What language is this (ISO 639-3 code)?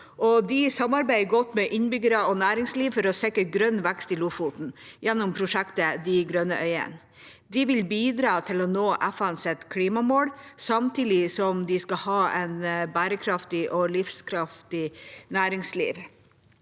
nor